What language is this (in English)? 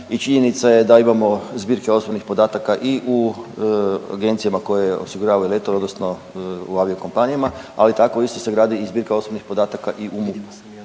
Croatian